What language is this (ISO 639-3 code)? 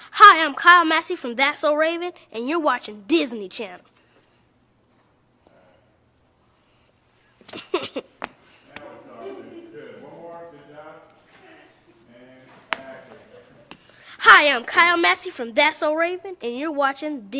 eng